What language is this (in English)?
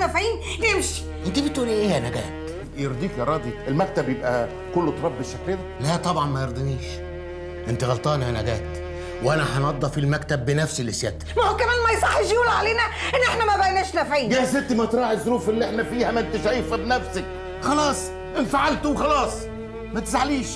Arabic